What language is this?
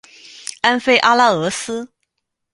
Chinese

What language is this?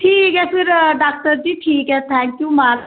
Dogri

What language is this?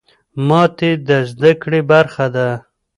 Pashto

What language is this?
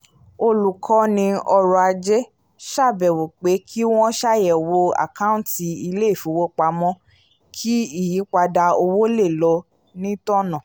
Yoruba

